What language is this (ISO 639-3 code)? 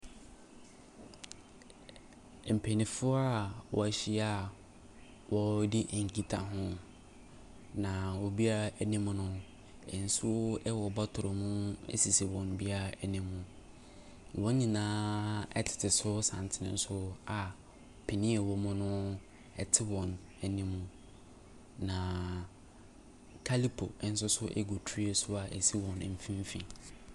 aka